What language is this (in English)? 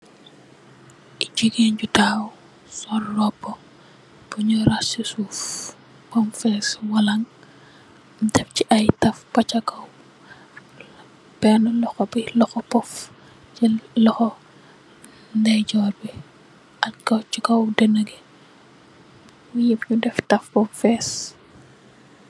Wolof